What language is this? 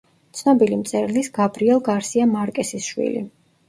Georgian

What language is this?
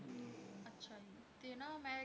Punjabi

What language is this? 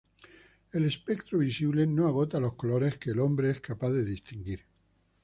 Spanish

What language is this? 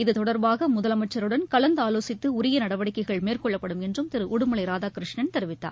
Tamil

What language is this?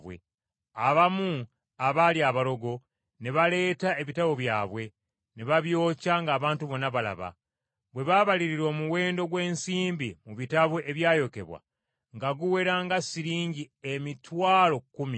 Ganda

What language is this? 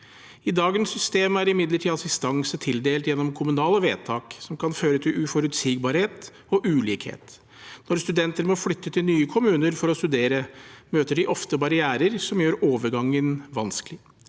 Norwegian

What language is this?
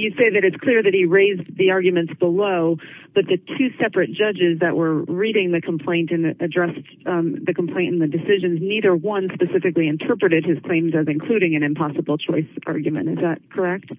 English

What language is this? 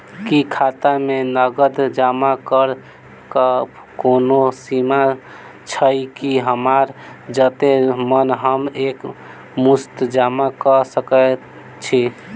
Maithili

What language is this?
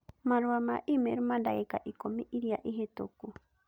Kikuyu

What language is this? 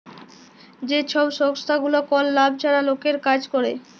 Bangla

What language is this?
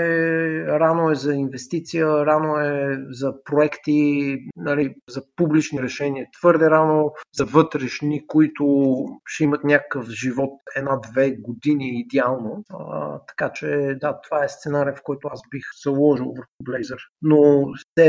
Bulgarian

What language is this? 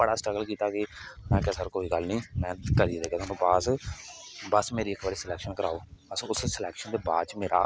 Dogri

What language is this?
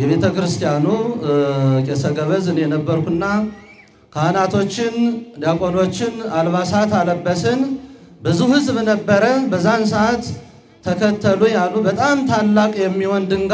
Arabic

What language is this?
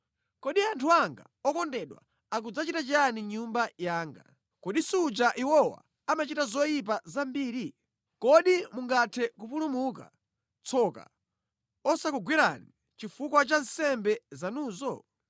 Nyanja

